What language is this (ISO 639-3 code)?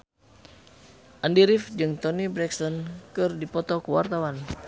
sun